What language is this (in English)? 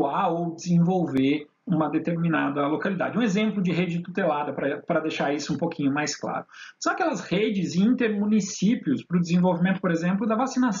Portuguese